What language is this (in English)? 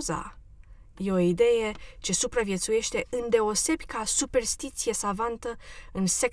Romanian